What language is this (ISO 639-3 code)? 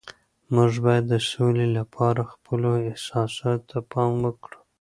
pus